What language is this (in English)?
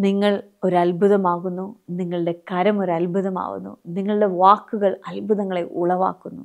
Malayalam